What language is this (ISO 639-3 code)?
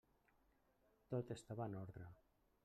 cat